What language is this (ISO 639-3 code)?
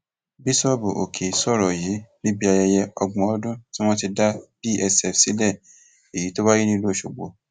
yor